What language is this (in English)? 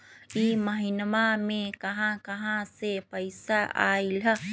Magahi